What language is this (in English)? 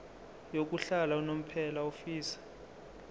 Zulu